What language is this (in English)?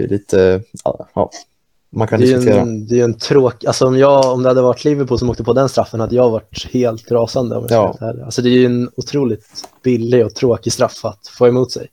Swedish